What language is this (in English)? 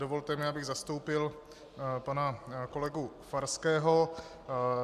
Czech